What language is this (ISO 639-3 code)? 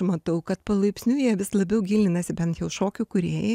lit